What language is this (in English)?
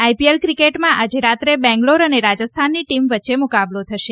Gujarati